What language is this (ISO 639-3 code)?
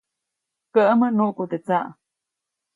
zoc